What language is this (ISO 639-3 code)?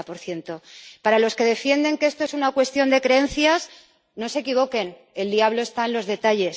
spa